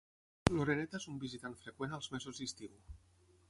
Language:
Catalan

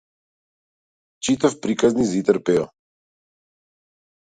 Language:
Macedonian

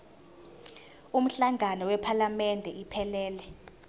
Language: Zulu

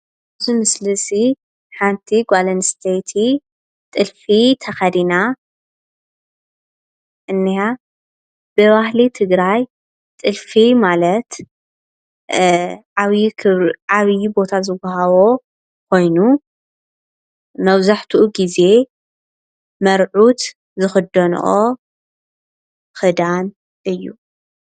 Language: Tigrinya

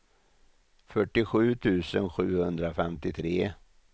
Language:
Swedish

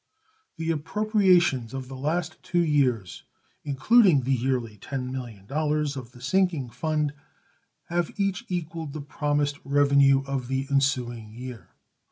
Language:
English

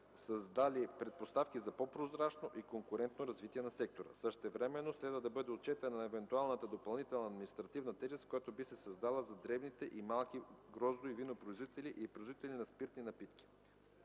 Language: Bulgarian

